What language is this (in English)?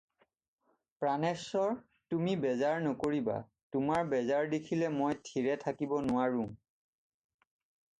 Assamese